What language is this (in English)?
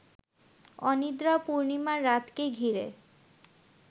Bangla